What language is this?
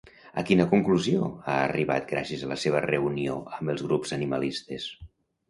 Catalan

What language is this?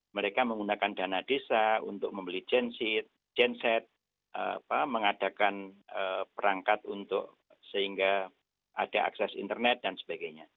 Indonesian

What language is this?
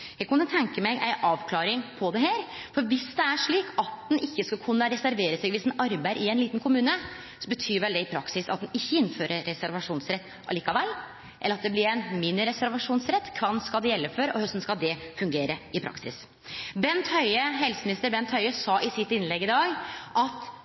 Norwegian Nynorsk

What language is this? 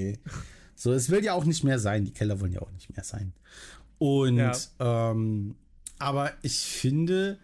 German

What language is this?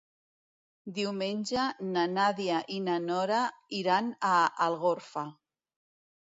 Catalan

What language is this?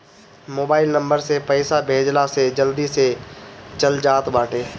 Bhojpuri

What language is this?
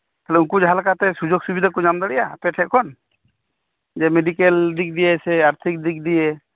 Santali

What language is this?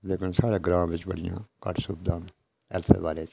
Dogri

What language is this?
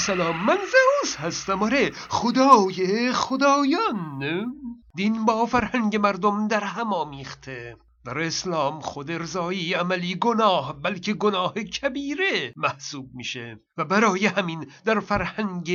Persian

